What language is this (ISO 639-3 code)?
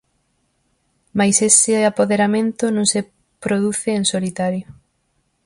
glg